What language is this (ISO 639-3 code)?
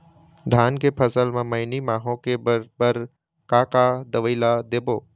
hne